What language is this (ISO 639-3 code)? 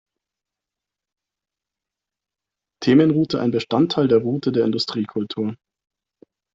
deu